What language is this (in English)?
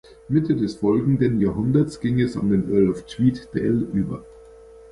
German